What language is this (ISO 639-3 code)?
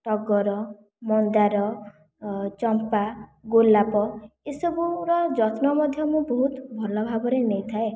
ori